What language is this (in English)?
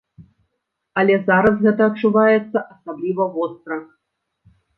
Belarusian